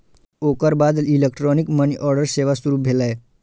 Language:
Maithili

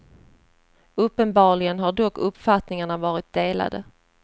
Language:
Swedish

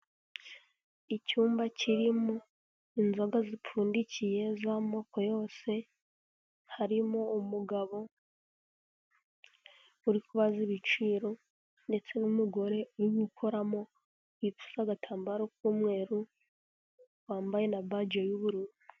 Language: Kinyarwanda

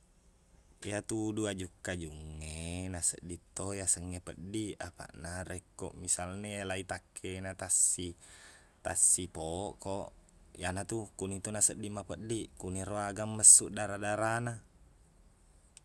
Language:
Buginese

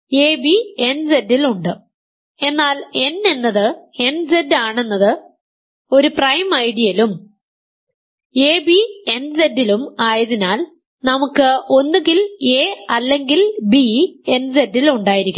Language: Malayalam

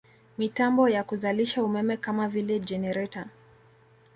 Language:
Swahili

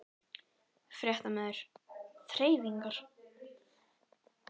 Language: Icelandic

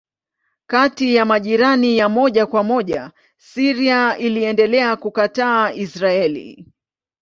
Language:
Swahili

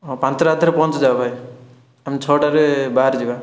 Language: Odia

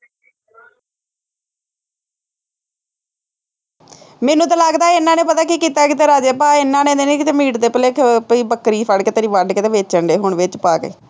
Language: Punjabi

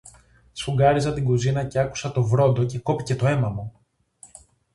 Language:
Greek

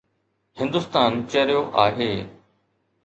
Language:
Sindhi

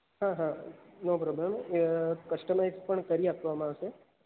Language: Gujarati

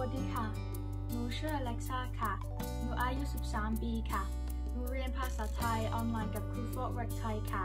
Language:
Thai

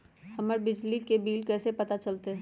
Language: Magahi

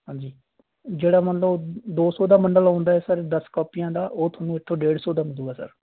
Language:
Punjabi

